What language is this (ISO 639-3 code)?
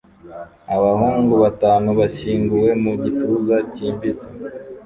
kin